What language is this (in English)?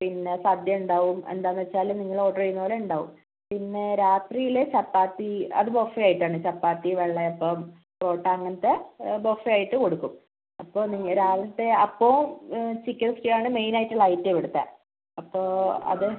Malayalam